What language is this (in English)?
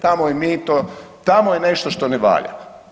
Croatian